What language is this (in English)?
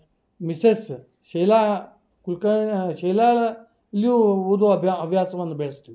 Kannada